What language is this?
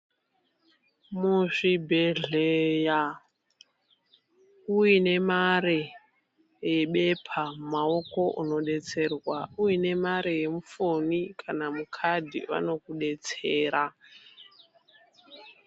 Ndau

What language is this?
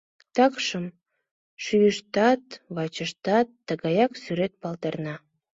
Mari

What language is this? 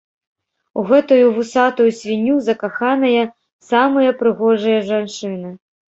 Belarusian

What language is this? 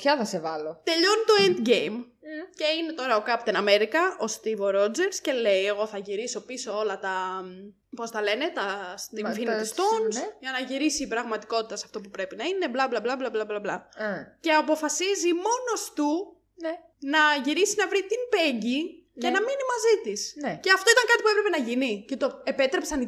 Greek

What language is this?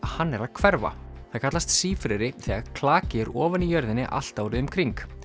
Icelandic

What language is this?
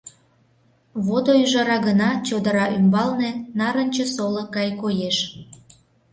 Mari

